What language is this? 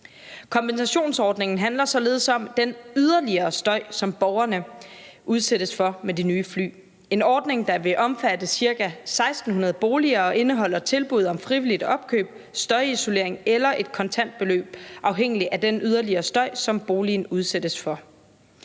Danish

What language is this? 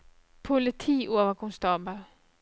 Norwegian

